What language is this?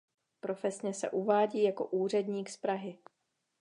Czech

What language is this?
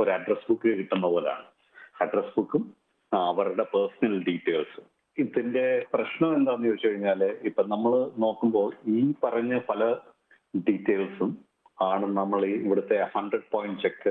Malayalam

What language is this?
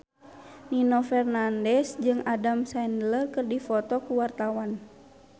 Sundanese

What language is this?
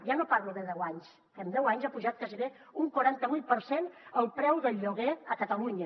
Catalan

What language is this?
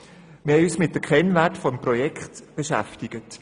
Swiss German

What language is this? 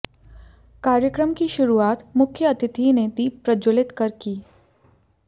Hindi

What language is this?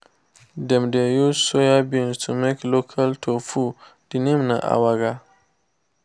Nigerian Pidgin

